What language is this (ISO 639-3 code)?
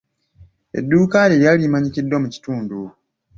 lug